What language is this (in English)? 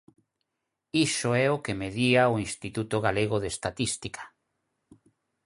Galician